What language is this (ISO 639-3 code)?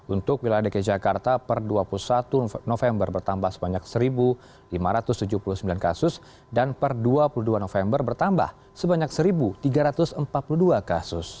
ind